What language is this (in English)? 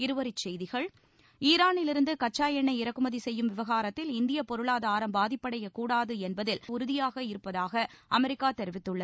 Tamil